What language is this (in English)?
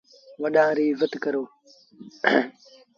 Sindhi Bhil